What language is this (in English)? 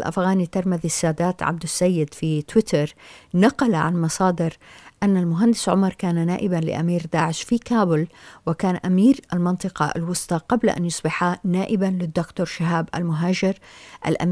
Arabic